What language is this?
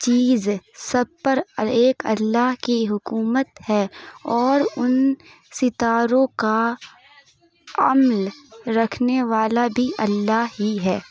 Urdu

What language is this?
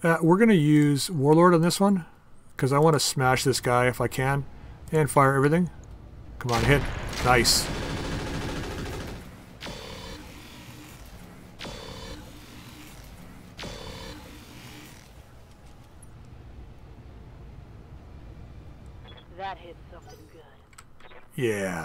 English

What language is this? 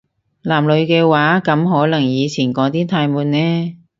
Cantonese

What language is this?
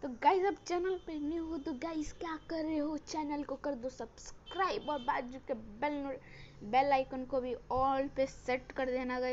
Hindi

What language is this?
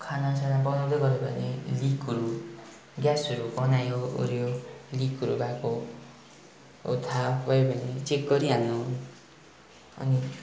Nepali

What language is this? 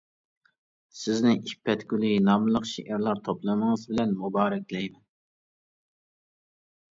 Uyghur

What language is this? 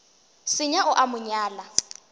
Northern Sotho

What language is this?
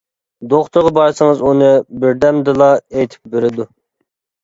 Uyghur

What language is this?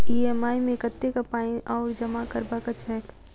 Maithili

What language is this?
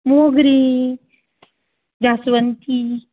Konkani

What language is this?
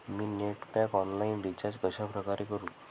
Marathi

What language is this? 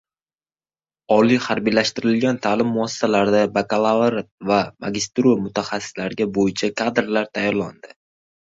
Uzbek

